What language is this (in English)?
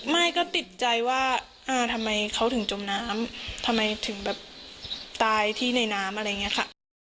Thai